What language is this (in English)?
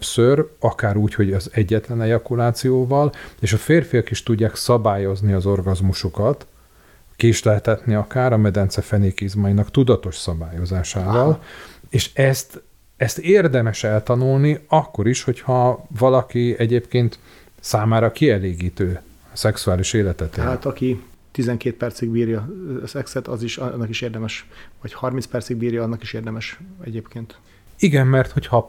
Hungarian